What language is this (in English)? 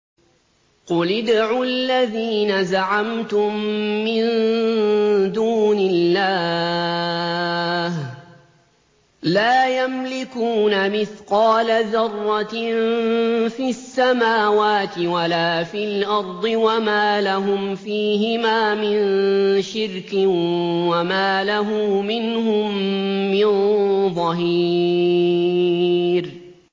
Arabic